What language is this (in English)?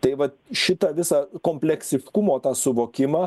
Lithuanian